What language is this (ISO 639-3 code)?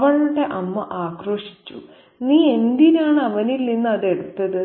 mal